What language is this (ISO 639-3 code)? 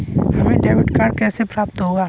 hin